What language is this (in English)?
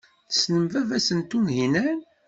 Kabyle